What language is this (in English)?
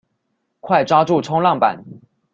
Chinese